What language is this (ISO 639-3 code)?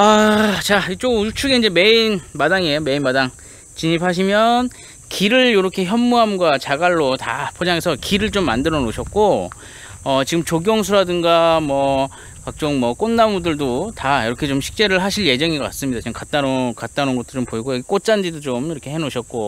kor